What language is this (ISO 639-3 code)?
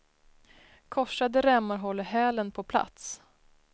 swe